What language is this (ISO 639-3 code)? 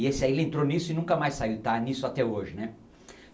por